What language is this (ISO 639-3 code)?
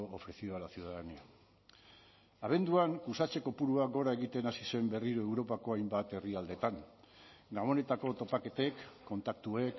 eus